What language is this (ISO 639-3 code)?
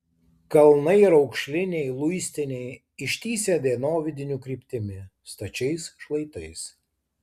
lit